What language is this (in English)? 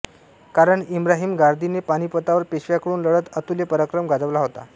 Marathi